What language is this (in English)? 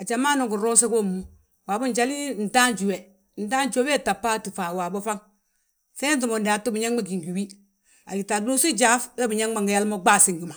Balanta-Ganja